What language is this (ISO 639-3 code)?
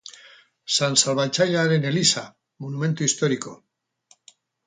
eus